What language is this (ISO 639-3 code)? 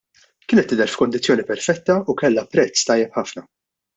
mlt